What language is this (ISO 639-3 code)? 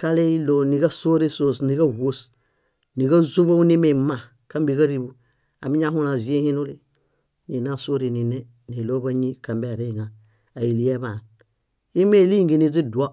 bda